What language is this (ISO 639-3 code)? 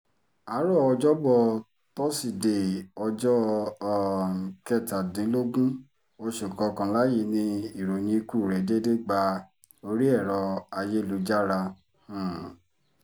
yor